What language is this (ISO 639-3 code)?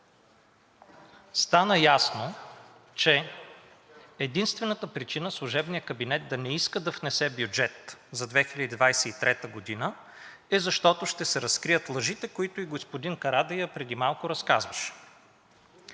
bul